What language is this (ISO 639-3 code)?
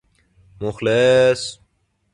fas